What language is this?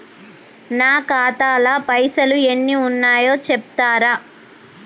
Telugu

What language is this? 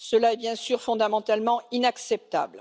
French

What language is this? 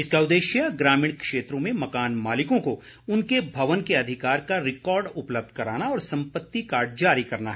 Hindi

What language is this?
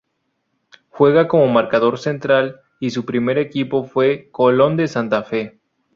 Spanish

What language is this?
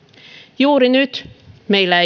Finnish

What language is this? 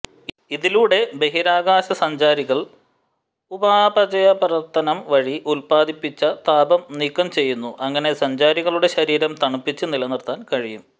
Malayalam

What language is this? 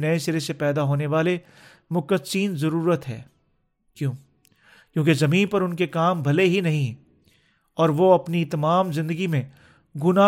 Urdu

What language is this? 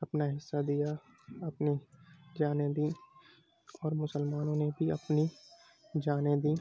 Urdu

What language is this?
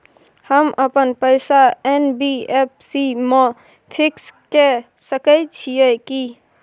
Maithili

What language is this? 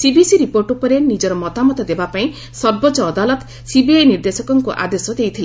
Odia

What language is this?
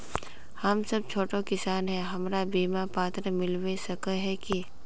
Magahi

